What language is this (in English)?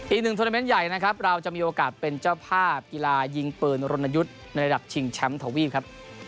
Thai